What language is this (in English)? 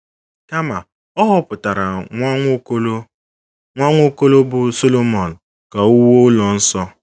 Igbo